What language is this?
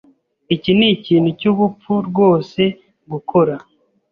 Kinyarwanda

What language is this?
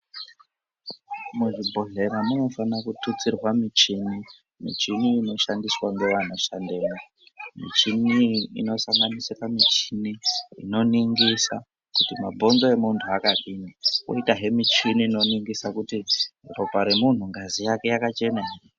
Ndau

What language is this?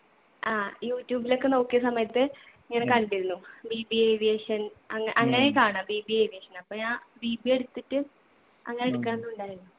Malayalam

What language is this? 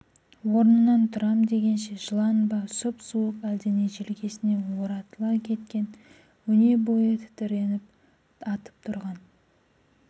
Kazakh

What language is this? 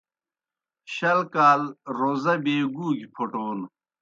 Kohistani Shina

